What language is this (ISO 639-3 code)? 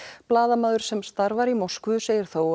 isl